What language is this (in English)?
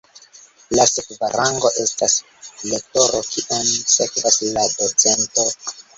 Esperanto